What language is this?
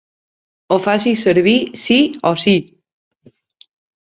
Catalan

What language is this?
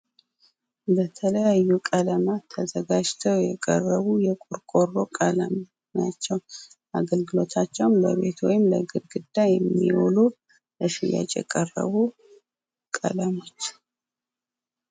Amharic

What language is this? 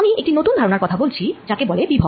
Bangla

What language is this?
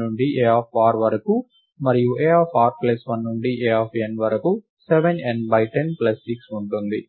Telugu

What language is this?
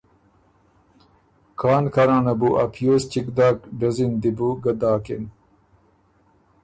Ormuri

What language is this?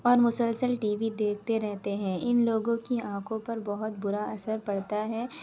Urdu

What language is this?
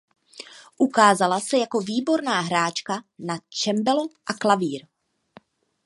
Czech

